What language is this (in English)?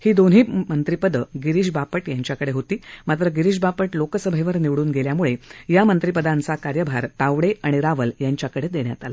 Marathi